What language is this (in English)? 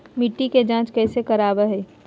Magahi